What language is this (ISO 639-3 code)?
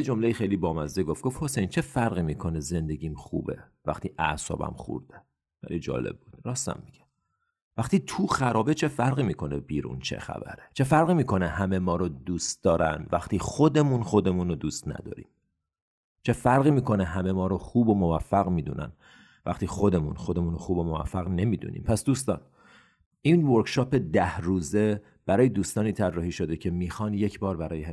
fas